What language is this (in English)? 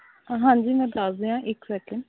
Punjabi